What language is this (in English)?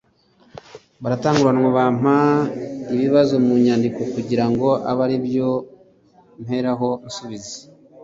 Kinyarwanda